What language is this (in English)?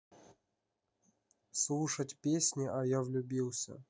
Russian